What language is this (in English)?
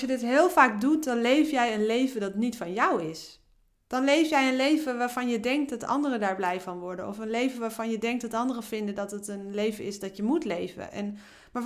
Dutch